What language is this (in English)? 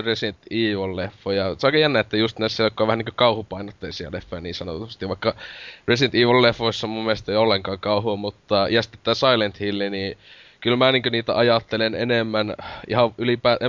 Finnish